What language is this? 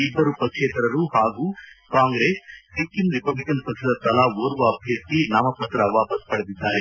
Kannada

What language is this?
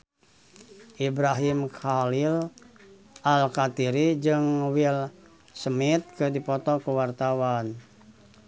Sundanese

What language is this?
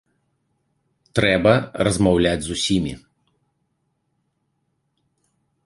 Belarusian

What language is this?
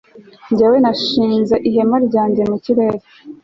Kinyarwanda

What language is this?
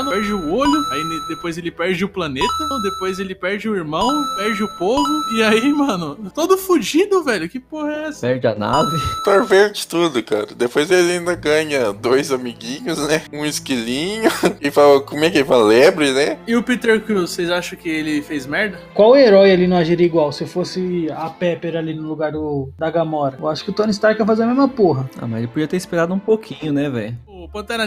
Portuguese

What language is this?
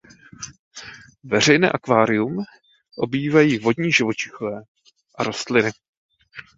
Czech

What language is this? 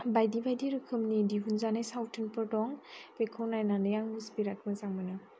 Bodo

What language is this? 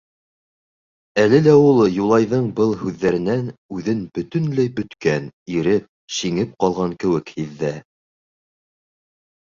Bashkir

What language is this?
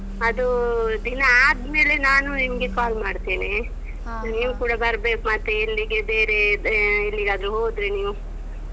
Kannada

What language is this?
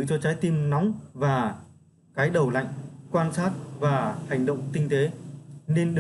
Vietnamese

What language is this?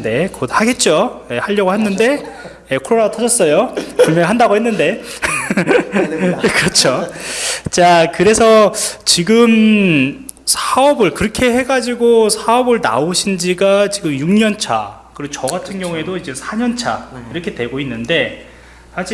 Korean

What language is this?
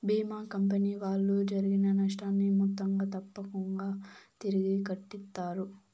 Telugu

